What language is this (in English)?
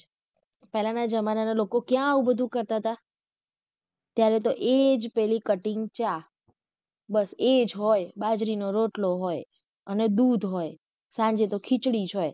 Gujarati